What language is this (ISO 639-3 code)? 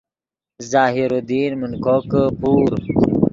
ydg